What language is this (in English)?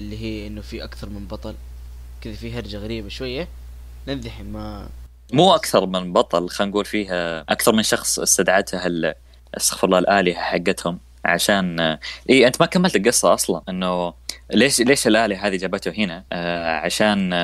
Arabic